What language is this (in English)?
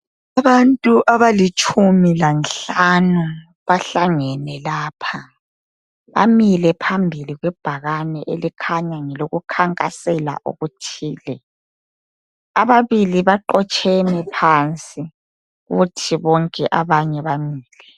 North Ndebele